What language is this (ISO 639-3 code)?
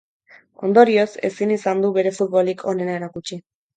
eus